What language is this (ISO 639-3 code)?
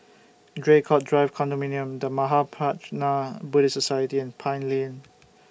eng